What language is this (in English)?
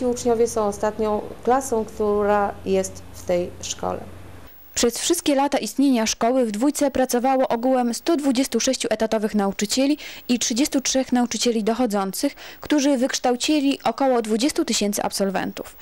Polish